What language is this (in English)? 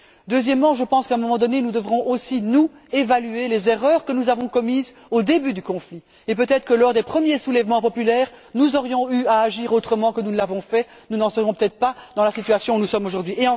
French